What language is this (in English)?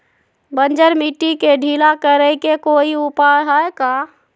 Magahi